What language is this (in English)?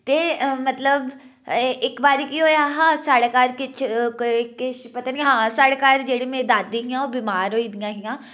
Dogri